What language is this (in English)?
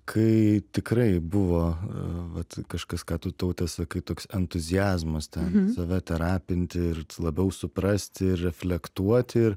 Lithuanian